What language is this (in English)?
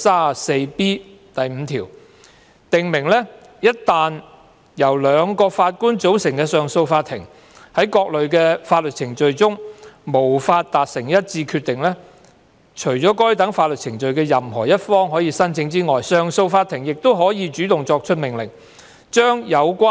Cantonese